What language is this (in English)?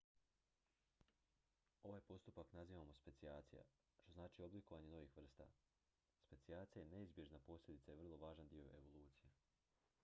Croatian